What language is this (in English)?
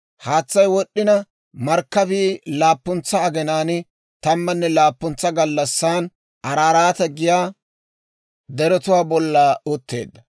Dawro